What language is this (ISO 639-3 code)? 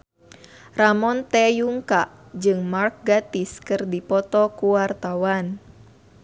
sun